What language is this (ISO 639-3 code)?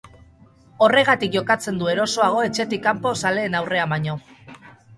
eus